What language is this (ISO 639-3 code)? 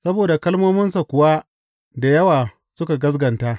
hau